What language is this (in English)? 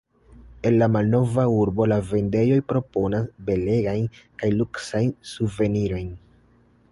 Esperanto